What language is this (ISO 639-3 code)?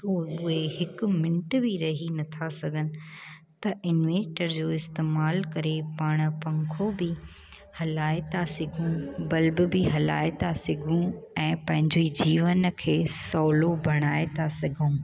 snd